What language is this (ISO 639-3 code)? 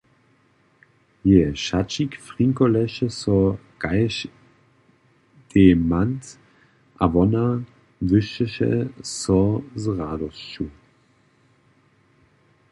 hsb